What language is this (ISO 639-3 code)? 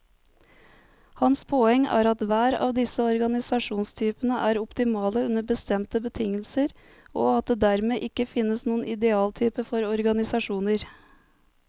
nor